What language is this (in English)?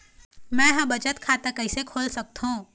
Chhattisgarhi